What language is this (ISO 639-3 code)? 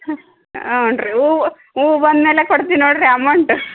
kan